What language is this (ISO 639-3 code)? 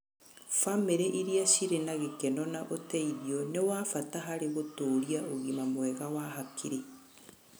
kik